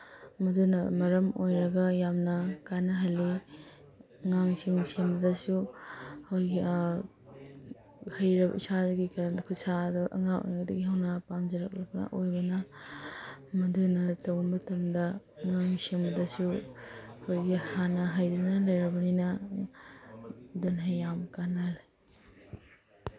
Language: Manipuri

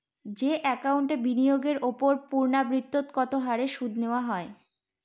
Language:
Bangla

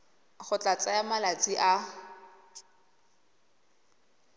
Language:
Tswana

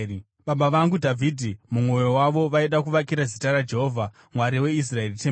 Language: Shona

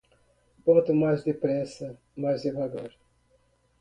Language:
Portuguese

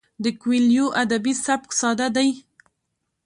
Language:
Pashto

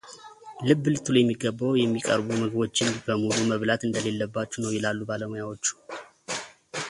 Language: Amharic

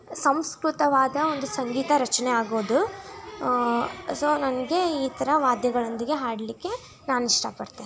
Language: Kannada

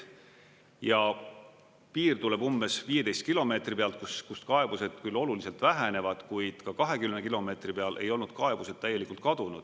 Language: Estonian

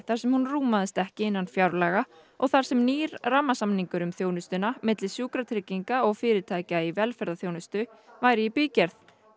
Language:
Icelandic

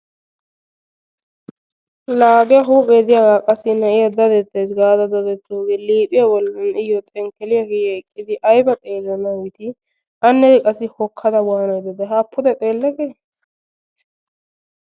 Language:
Wolaytta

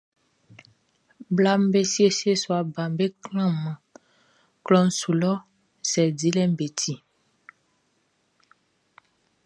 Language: Baoulé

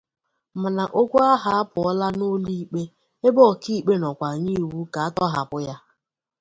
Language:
Igbo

